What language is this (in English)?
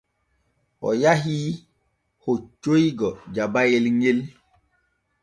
Borgu Fulfulde